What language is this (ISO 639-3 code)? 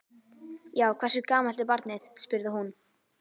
isl